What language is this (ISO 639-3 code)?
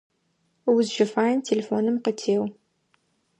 ady